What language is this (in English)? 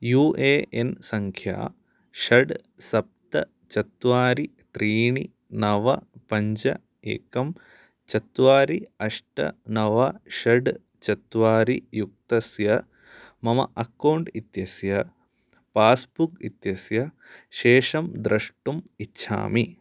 Sanskrit